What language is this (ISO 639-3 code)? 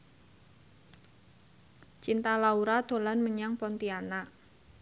jav